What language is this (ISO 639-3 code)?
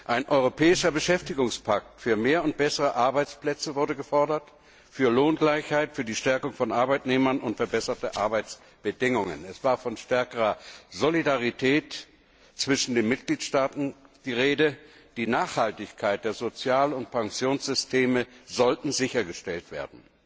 deu